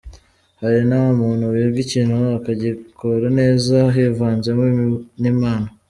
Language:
Kinyarwanda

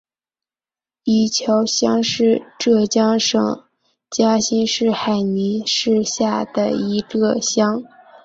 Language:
Chinese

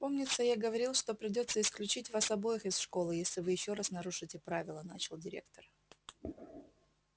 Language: Russian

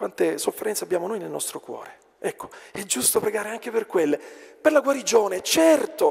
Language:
Italian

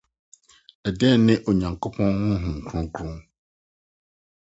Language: Akan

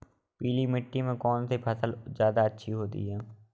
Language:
Hindi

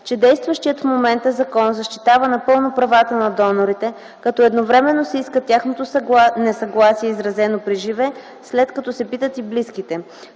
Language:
Bulgarian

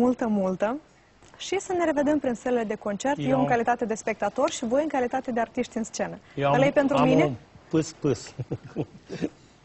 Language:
Romanian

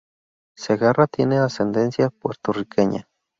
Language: Spanish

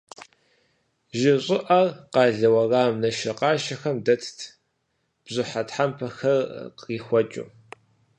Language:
Kabardian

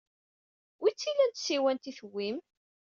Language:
Kabyle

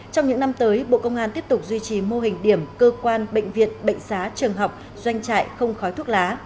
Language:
Vietnamese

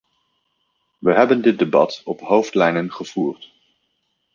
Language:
Dutch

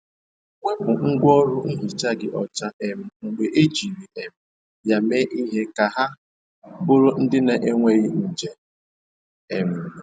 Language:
Igbo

